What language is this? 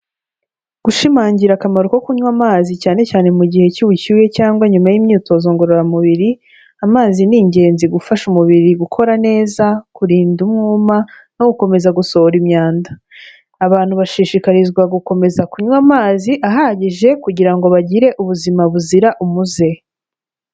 Kinyarwanda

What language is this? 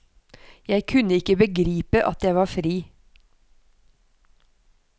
Norwegian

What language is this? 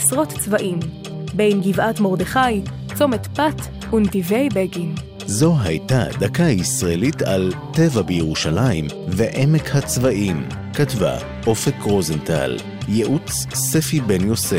Hebrew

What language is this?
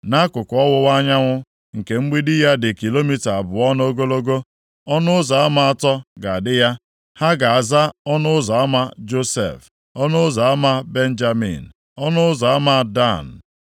Igbo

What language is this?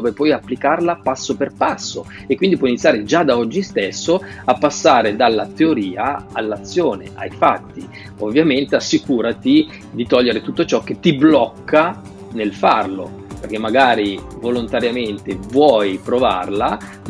Italian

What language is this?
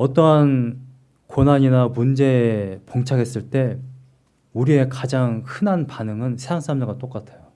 Korean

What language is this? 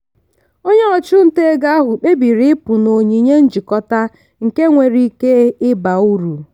Igbo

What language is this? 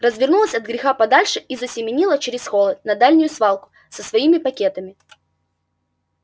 Russian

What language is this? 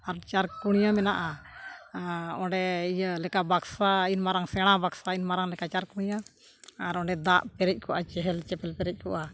Santali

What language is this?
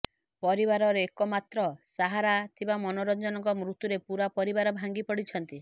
Odia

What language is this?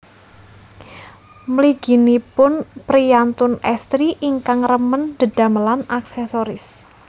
Javanese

